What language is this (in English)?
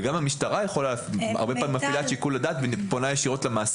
Hebrew